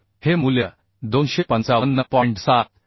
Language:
Marathi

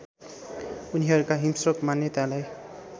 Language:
Nepali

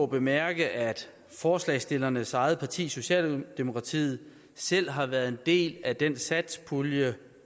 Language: Danish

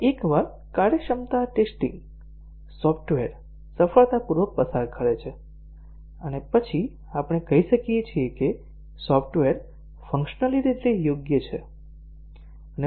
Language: Gujarati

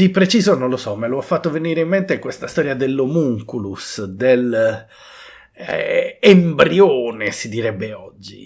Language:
Italian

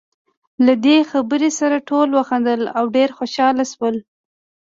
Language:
Pashto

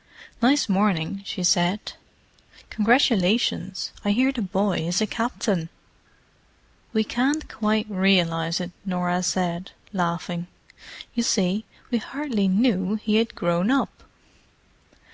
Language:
English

